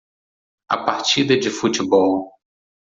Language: Portuguese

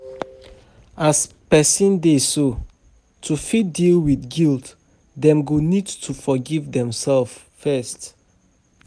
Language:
Nigerian Pidgin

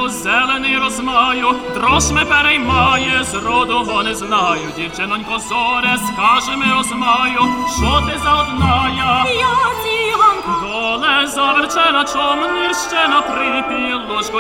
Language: Ukrainian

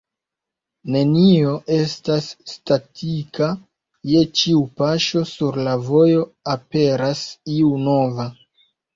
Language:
Esperanto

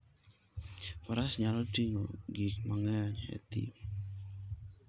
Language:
Luo (Kenya and Tanzania)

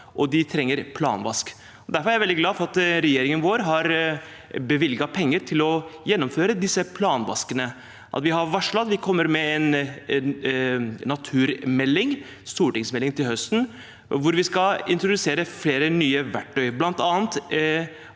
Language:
Norwegian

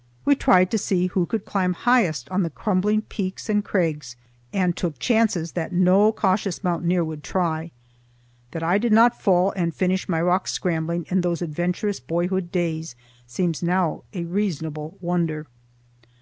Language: English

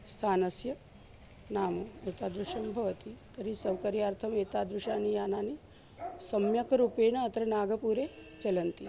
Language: Sanskrit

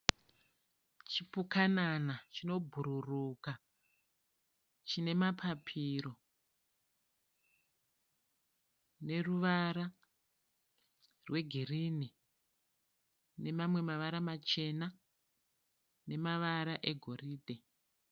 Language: Shona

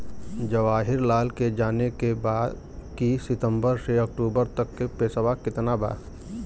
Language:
Bhojpuri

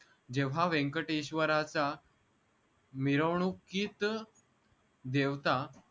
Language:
Marathi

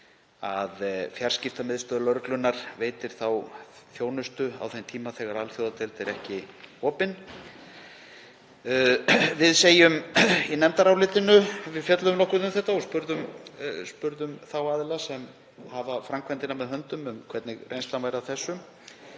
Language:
Icelandic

